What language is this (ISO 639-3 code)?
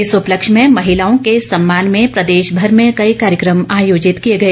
hin